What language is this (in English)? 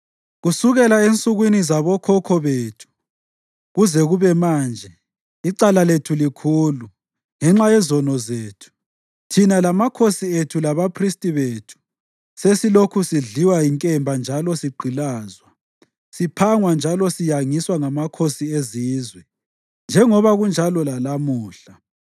North Ndebele